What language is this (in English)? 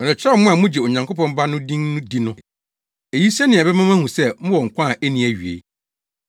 Akan